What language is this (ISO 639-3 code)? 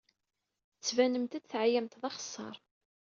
kab